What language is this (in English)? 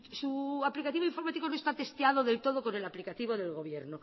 Spanish